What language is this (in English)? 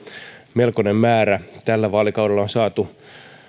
Finnish